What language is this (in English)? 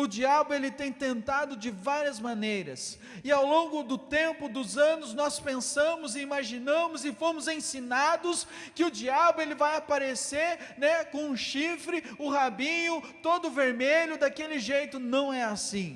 Portuguese